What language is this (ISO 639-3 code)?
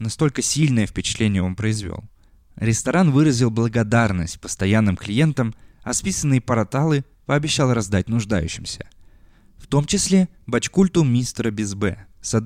rus